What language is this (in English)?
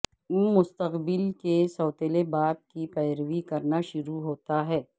Urdu